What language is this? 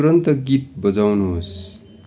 Nepali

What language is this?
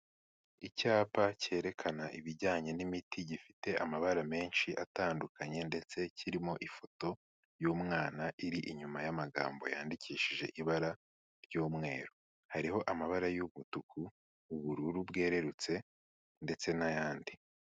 Kinyarwanda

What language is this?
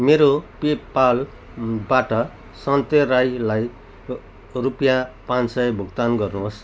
Nepali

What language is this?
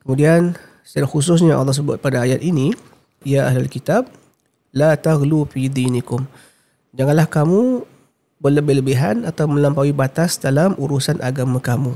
Malay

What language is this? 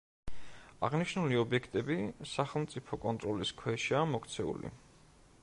Georgian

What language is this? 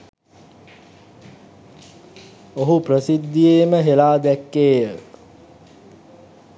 Sinhala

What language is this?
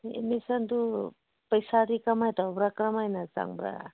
Manipuri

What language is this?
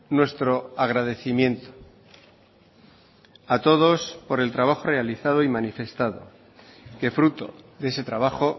Spanish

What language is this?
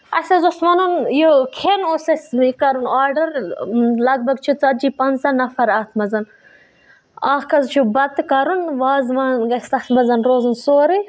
Kashmiri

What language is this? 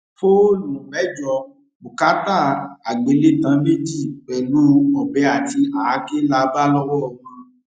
Yoruba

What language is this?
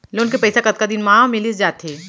Chhattisgarhi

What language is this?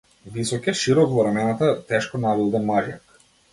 Macedonian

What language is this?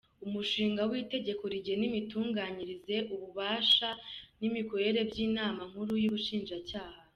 Kinyarwanda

